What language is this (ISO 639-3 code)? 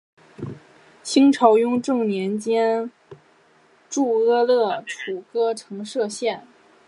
zho